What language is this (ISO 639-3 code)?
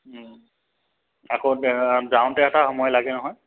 asm